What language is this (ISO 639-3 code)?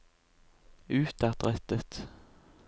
nor